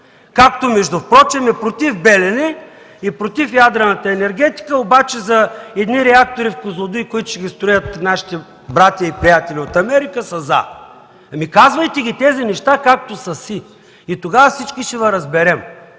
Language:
Bulgarian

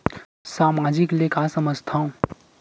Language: Chhattisgarhi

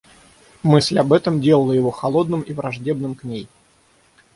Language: Russian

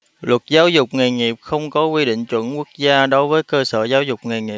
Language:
Vietnamese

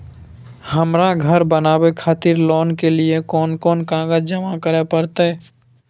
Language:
Maithili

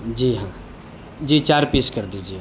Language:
Urdu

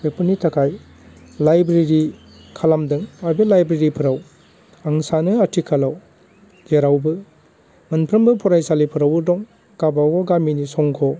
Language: Bodo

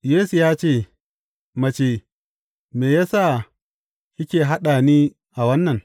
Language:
Hausa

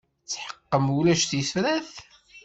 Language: Kabyle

